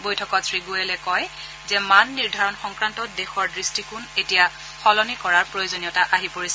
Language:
Assamese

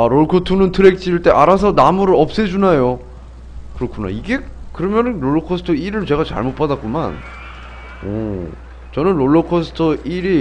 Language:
Korean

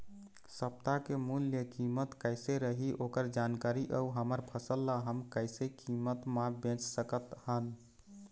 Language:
Chhattisgarhi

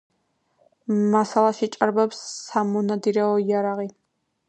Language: Georgian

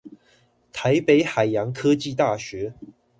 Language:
Chinese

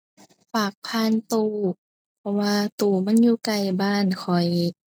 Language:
Thai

